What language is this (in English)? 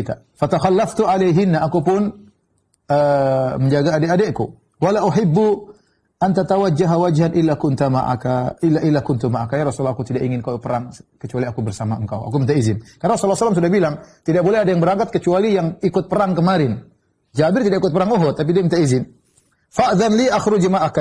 Indonesian